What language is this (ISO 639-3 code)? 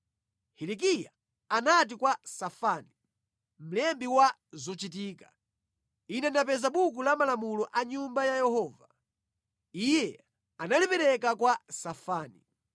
nya